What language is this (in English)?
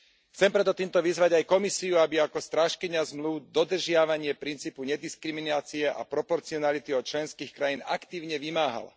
Slovak